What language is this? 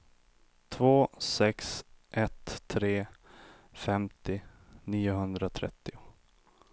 Swedish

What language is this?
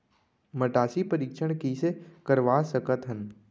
Chhattisgarhi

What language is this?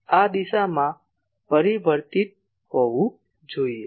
Gujarati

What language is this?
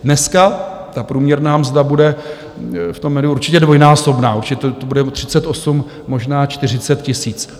Czech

